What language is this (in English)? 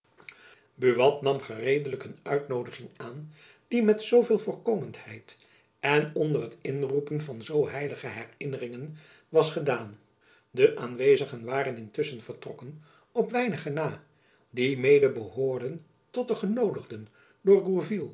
Dutch